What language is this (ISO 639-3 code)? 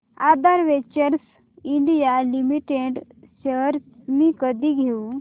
mar